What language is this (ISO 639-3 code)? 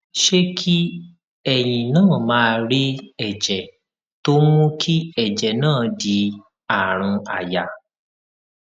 yor